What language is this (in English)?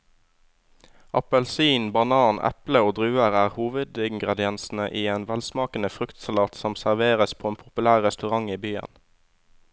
Norwegian